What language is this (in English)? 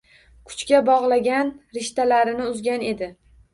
Uzbek